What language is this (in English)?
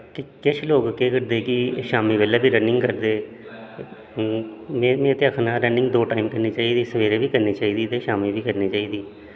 Dogri